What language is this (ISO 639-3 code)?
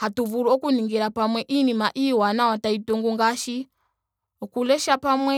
ndo